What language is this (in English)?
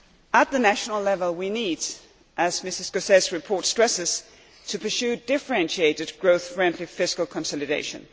English